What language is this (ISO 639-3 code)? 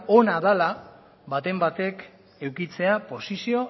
eus